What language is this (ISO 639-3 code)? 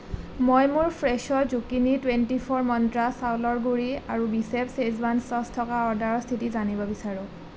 asm